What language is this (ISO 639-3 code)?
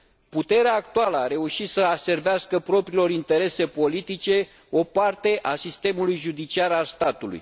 ron